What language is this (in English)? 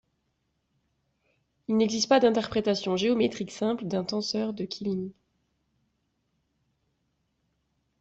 French